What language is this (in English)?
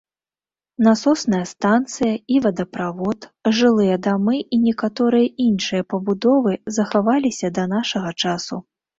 Belarusian